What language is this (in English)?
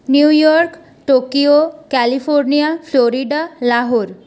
Bangla